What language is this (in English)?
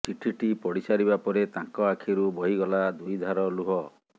Odia